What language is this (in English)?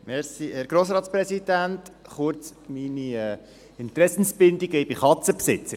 Swiss German